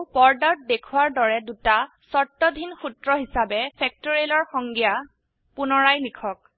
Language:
Assamese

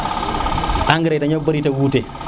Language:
Serer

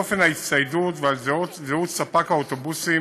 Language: Hebrew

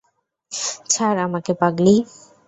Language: Bangla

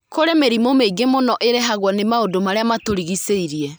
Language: Kikuyu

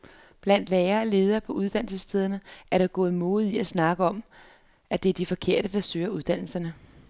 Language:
Danish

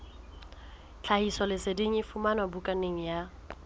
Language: Southern Sotho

